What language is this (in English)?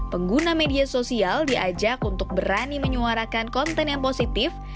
Indonesian